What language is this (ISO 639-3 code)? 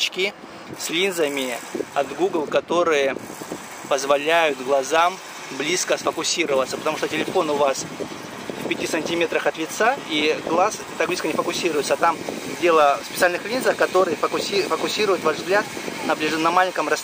rus